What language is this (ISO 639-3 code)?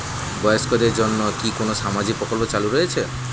ben